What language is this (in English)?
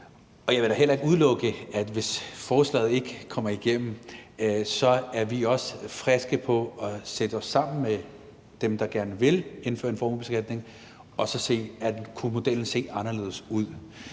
Danish